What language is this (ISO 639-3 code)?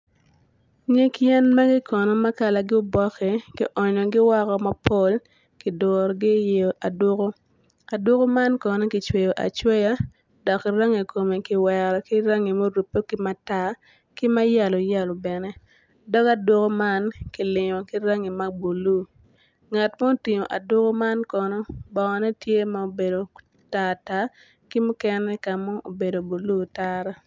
ach